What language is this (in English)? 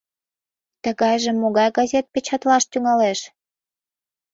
Mari